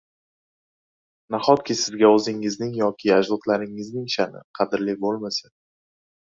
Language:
Uzbek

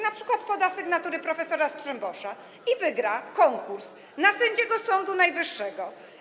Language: Polish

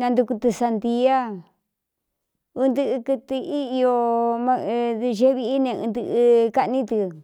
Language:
Cuyamecalco Mixtec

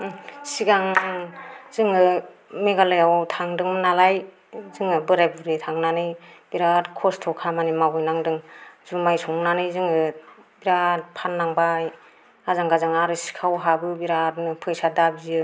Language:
Bodo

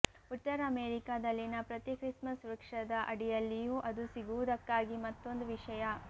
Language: Kannada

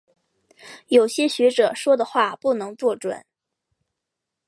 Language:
Chinese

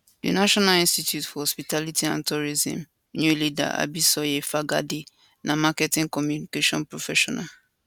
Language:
Nigerian Pidgin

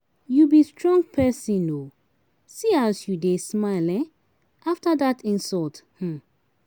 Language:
Nigerian Pidgin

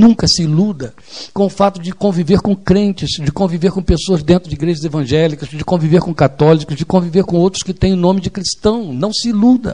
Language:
Portuguese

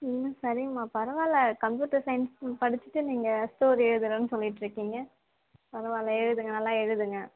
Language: Tamil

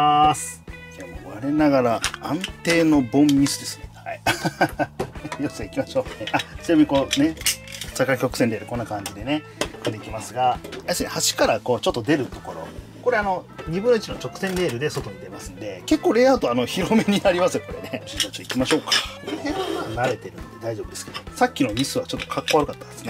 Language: Japanese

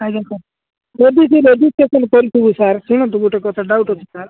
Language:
Odia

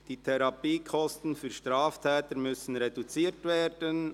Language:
Swiss German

